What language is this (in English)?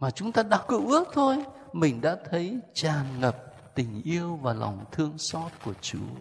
Vietnamese